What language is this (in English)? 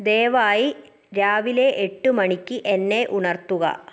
Malayalam